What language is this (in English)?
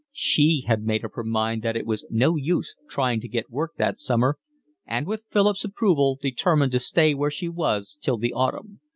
English